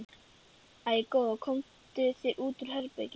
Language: Icelandic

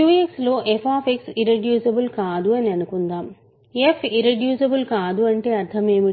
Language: Telugu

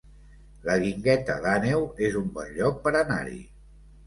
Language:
Catalan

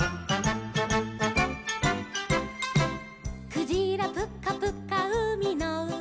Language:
Japanese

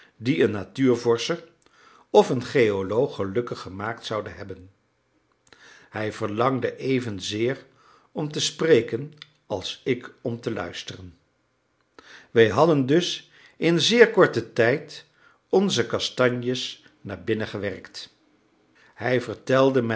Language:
Dutch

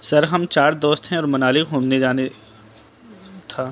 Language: Urdu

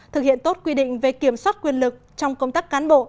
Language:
Vietnamese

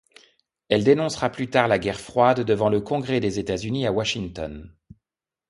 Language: French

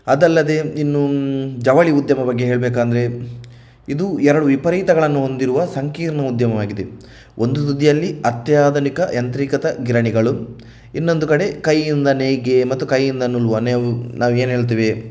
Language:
Kannada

